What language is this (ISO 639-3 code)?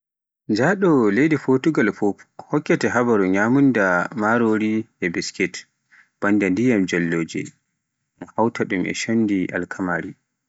fuf